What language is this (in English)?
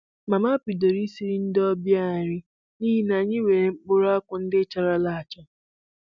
Igbo